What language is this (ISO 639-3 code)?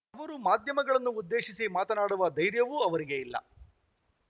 kan